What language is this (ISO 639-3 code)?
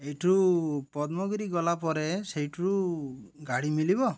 ori